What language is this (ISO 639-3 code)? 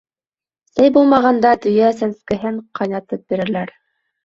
bak